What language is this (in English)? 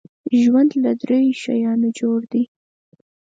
Pashto